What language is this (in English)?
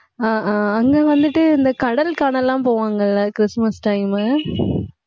Tamil